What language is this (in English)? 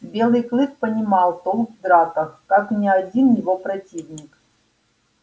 Russian